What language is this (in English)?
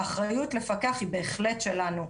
Hebrew